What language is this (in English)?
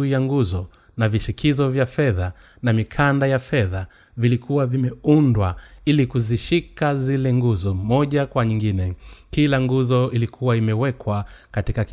Swahili